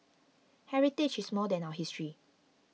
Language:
English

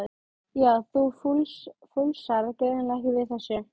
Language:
Icelandic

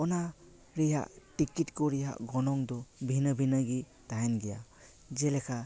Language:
Santali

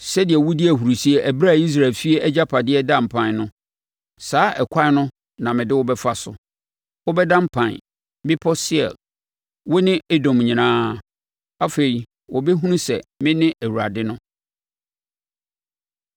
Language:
Akan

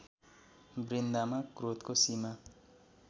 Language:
Nepali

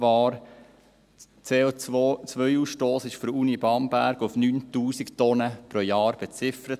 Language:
Swiss German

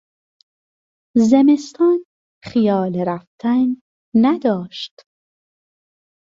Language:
Persian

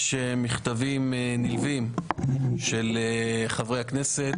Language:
Hebrew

